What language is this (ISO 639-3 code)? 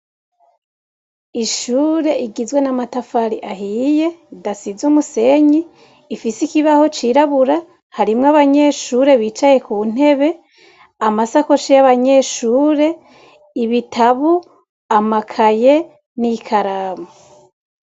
run